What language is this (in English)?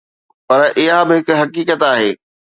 Sindhi